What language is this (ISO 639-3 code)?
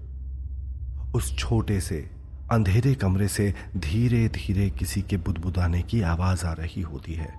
hin